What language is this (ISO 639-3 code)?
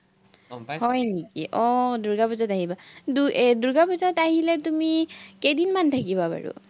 asm